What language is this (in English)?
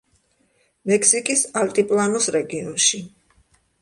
Georgian